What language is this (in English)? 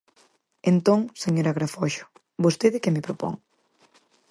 Galician